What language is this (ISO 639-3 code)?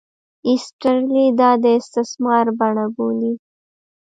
pus